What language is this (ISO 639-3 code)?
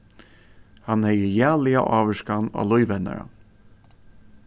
fao